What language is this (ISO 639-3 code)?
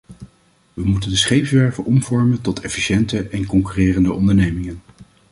nld